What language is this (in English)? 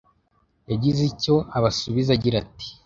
Kinyarwanda